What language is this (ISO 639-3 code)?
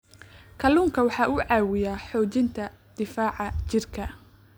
som